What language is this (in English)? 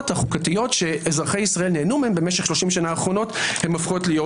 Hebrew